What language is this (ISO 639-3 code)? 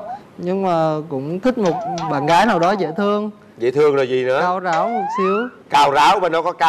vie